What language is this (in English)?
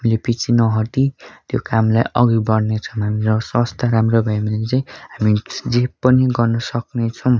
Nepali